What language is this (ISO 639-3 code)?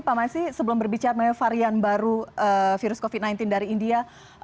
ind